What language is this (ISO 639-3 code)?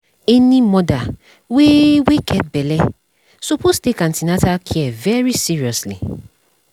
pcm